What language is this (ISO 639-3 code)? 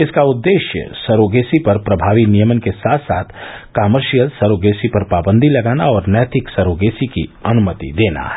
hin